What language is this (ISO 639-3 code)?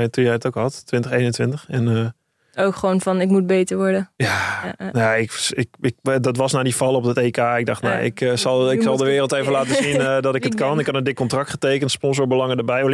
nld